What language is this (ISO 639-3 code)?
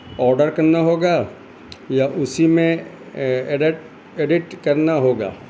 urd